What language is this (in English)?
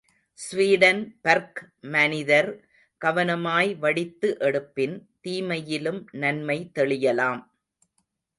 Tamil